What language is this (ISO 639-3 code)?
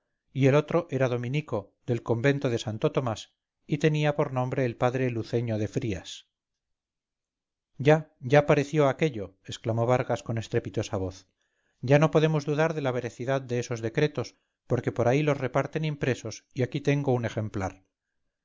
spa